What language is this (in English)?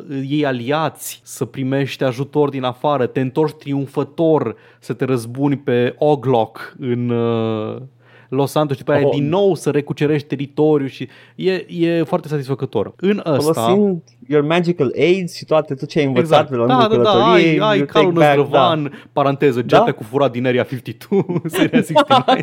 Romanian